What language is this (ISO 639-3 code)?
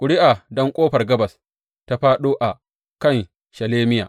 hau